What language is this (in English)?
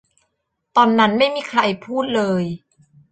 Thai